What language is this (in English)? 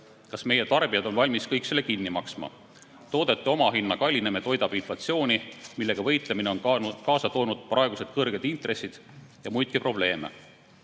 Estonian